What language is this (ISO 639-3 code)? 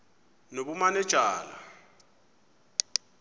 xho